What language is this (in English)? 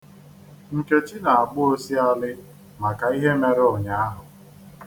Igbo